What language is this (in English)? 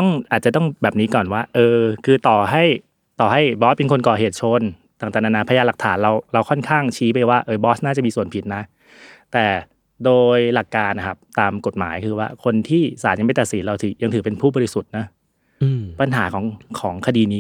Thai